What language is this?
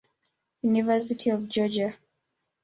Swahili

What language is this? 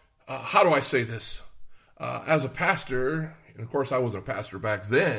English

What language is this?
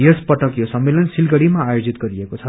Nepali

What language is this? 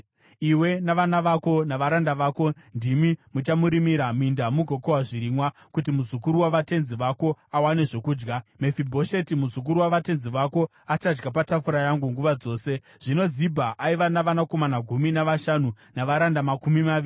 Shona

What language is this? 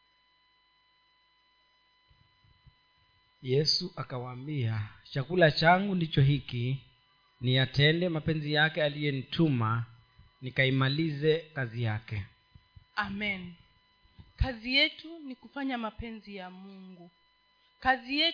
Swahili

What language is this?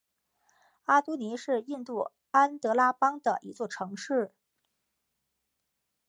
Chinese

